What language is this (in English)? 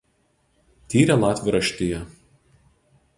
Lithuanian